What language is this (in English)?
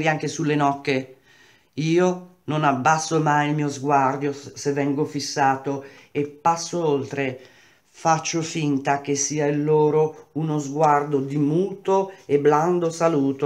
Italian